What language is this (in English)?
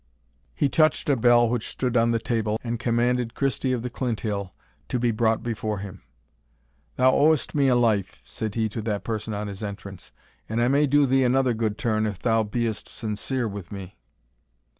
English